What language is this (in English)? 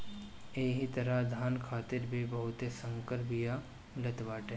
Bhojpuri